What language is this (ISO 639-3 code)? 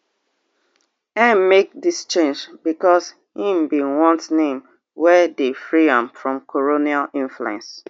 pcm